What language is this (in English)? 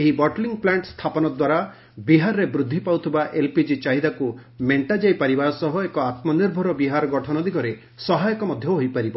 Odia